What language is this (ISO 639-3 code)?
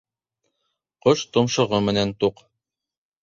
bak